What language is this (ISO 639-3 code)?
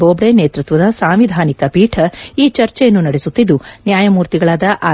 kan